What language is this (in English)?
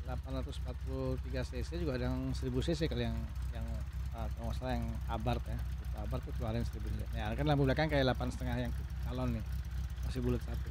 Indonesian